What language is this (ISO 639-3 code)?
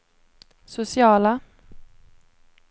swe